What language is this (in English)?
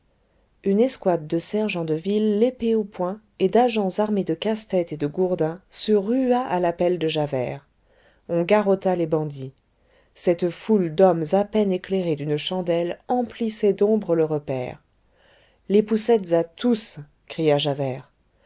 French